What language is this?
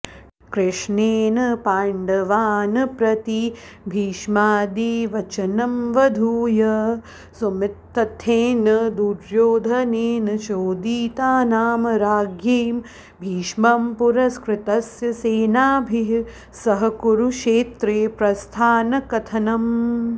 Sanskrit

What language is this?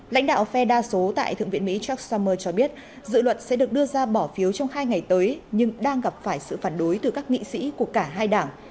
Vietnamese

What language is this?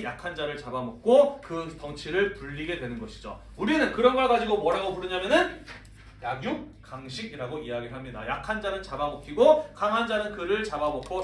Korean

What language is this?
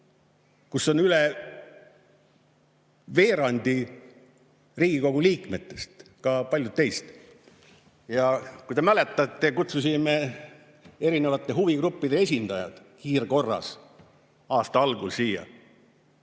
Estonian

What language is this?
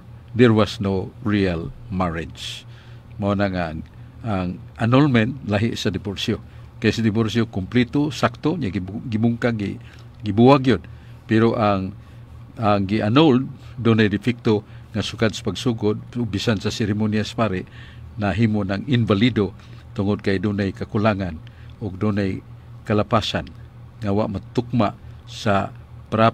Filipino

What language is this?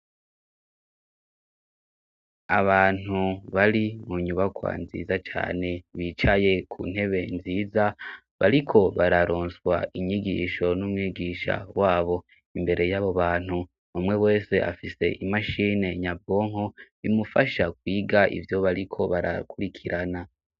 Rundi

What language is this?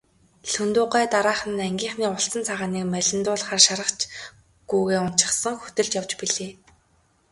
Mongolian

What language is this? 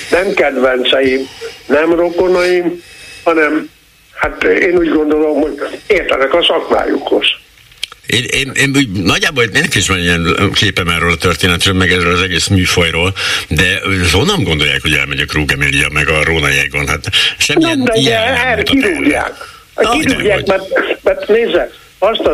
Hungarian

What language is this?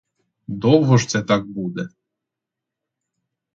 Ukrainian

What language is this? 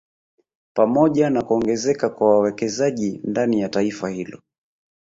Swahili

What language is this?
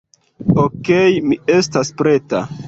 Esperanto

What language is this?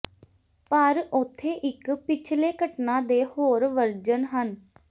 Punjabi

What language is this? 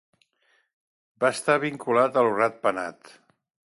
Catalan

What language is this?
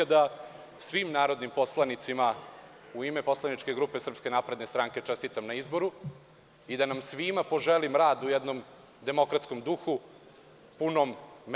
Serbian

